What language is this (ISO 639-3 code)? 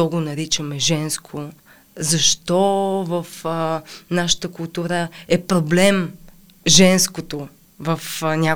bul